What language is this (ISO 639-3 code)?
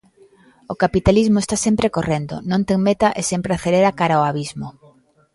glg